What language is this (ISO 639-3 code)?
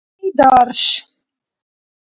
dar